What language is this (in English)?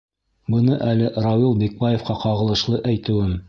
Bashkir